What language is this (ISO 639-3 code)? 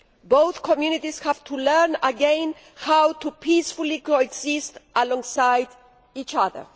eng